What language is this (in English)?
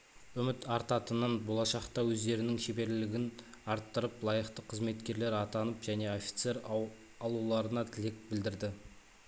Kazakh